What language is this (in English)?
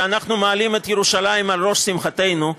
Hebrew